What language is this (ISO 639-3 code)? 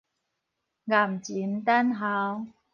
nan